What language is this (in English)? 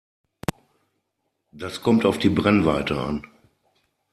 German